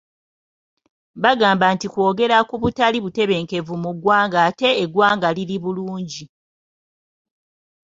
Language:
Ganda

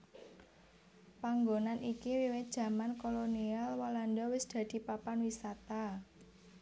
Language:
Javanese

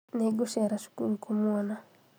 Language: Kikuyu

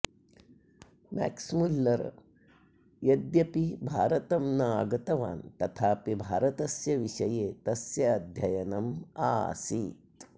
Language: Sanskrit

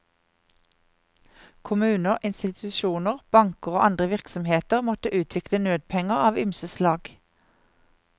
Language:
Norwegian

